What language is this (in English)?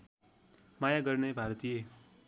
Nepali